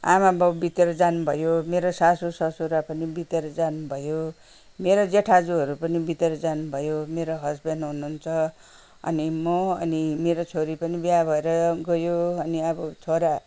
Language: Nepali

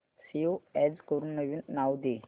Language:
Marathi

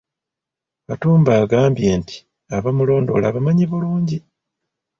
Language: Ganda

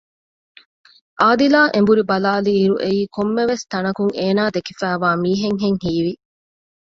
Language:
Divehi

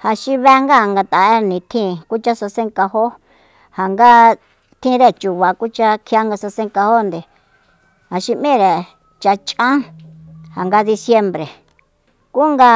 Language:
Soyaltepec Mazatec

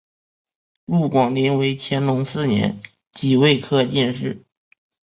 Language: Chinese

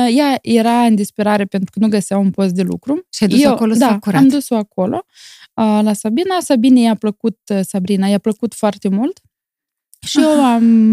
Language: Romanian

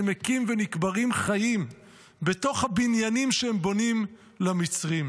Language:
Hebrew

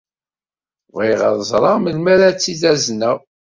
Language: Kabyle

